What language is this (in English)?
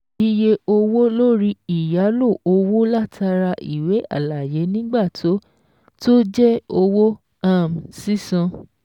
Yoruba